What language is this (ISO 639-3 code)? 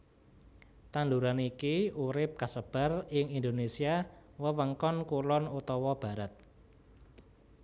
jav